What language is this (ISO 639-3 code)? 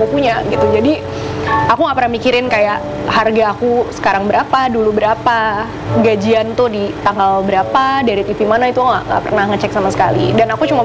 ind